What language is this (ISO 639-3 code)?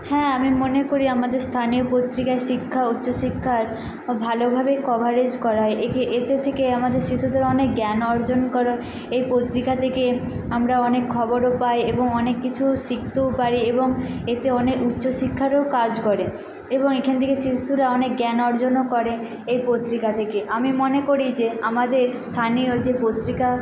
ben